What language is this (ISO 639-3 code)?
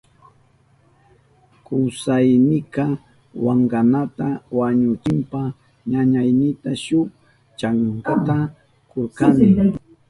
qup